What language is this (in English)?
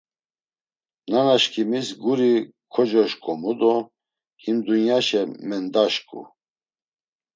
Laz